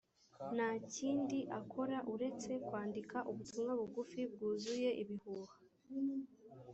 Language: Kinyarwanda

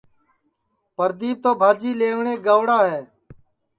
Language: Sansi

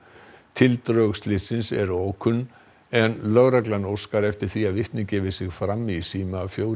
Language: Icelandic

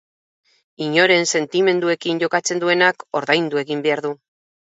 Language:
Basque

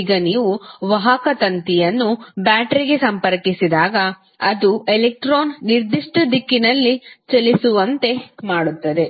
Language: Kannada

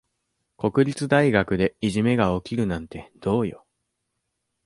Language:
Japanese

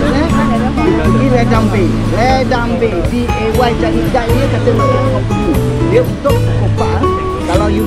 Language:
Malay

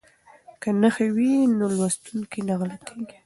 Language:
Pashto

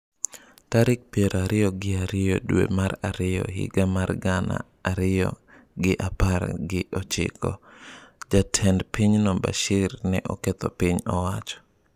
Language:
Luo (Kenya and Tanzania)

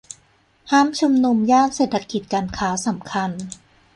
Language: Thai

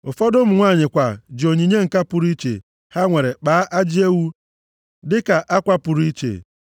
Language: Igbo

